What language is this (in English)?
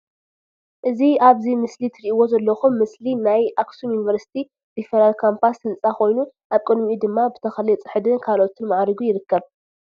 Tigrinya